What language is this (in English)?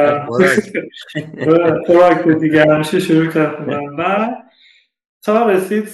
Persian